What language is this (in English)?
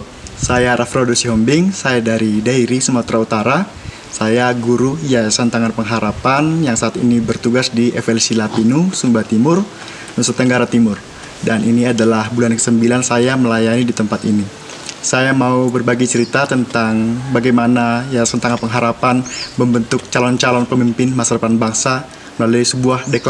Indonesian